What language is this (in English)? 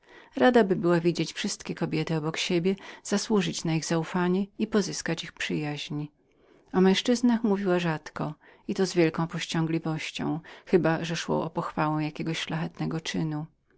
Polish